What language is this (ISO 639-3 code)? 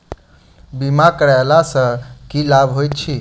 mai